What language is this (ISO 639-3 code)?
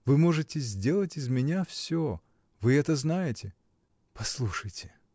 rus